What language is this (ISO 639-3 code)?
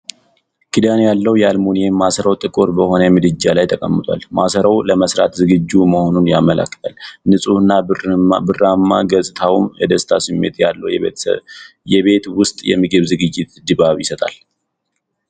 amh